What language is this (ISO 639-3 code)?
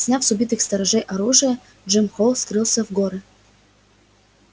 rus